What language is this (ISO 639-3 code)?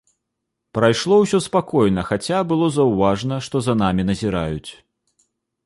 bel